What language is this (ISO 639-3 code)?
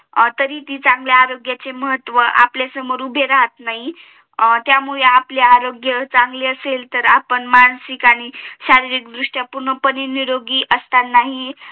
mar